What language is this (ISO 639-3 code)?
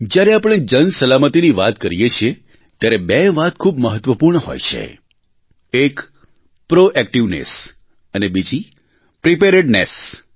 guj